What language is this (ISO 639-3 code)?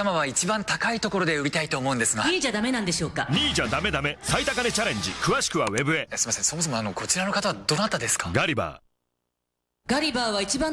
jpn